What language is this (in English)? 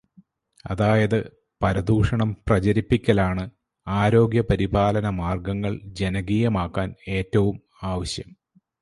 Malayalam